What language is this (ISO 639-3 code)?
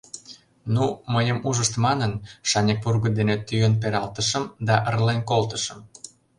chm